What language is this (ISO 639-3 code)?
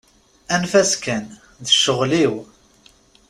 kab